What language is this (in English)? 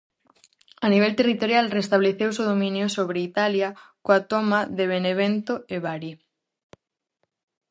Galician